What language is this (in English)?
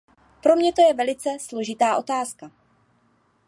Czech